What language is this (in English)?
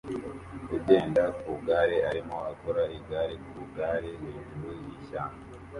Kinyarwanda